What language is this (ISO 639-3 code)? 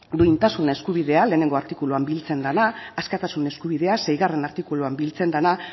eus